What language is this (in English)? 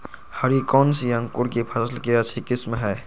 Magahi